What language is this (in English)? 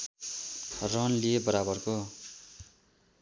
Nepali